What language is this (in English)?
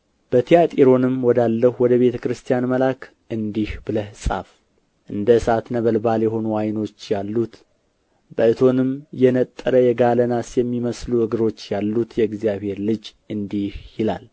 Amharic